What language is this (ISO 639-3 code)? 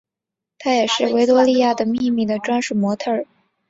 zho